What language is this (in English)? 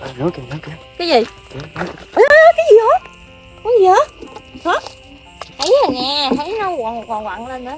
Vietnamese